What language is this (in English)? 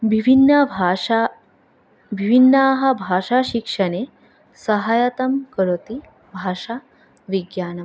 Sanskrit